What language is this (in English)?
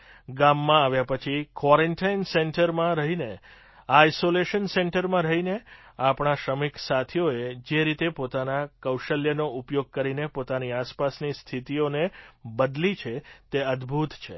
Gujarati